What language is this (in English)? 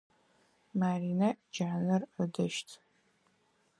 Adyghe